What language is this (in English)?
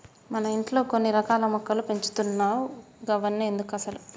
Telugu